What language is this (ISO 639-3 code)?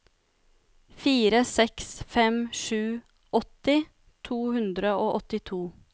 nor